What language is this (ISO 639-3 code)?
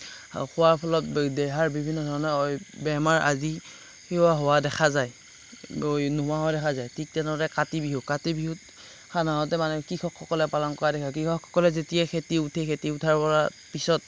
asm